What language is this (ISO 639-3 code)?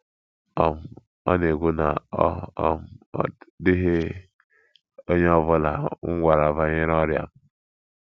ibo